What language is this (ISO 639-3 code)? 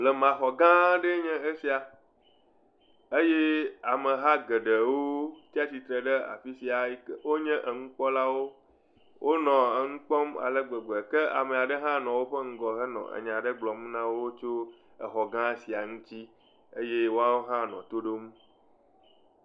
ewe